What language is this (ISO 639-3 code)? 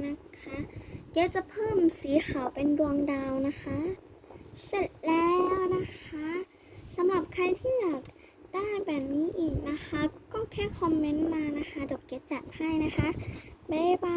tha